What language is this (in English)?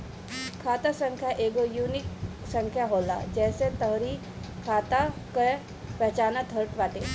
Bhojpuri